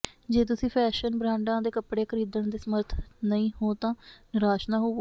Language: Punjabi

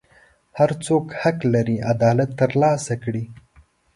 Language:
Pashto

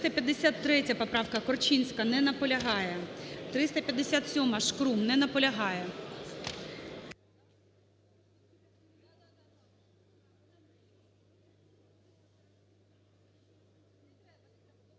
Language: Ukrainian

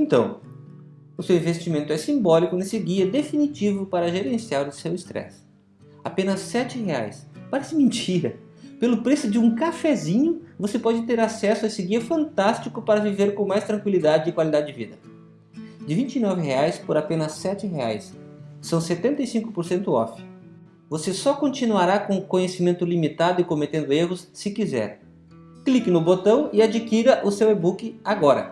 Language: Portuguese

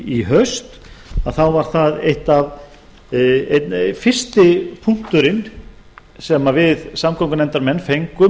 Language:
Icelandic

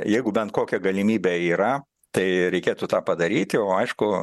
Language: Lithuanian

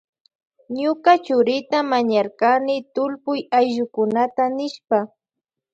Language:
Loja Highland Quichua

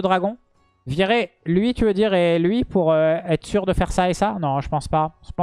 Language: French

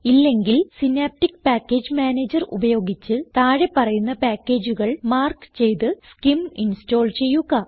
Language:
Malayalam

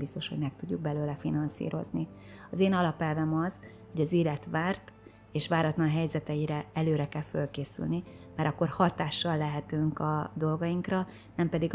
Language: Hungarian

